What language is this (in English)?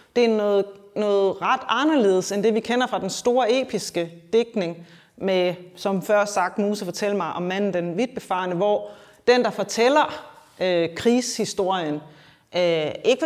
Danish